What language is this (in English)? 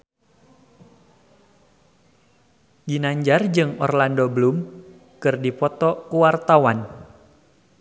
Sundanese